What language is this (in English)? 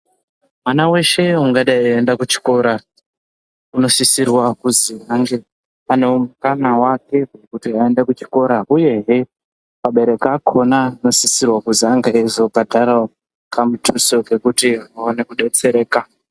Ndau